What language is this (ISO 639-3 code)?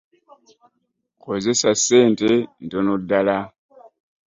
lug